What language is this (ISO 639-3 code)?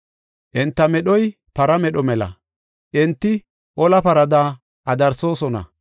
gof